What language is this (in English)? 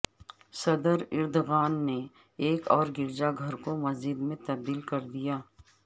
Urdu